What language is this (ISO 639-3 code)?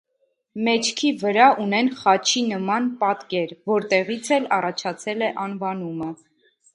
hye